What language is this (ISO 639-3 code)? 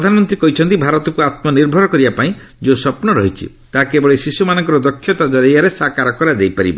ori